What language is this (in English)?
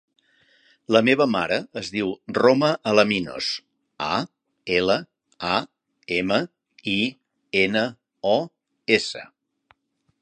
Catalan